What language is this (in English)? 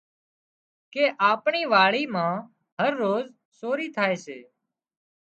Wadiyara Koli